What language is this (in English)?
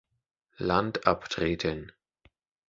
German